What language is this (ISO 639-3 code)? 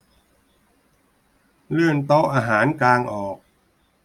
tha